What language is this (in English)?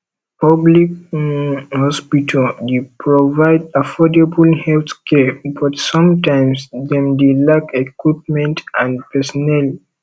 Nigerian Pidgin